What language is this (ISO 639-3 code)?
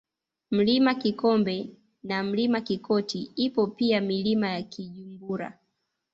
swa